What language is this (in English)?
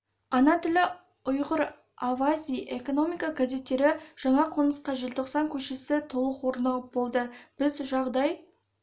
Kazakh